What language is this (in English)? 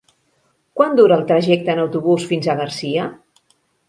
Catalan